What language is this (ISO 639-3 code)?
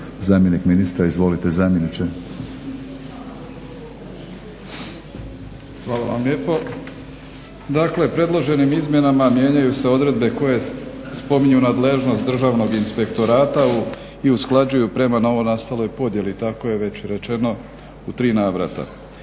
hrv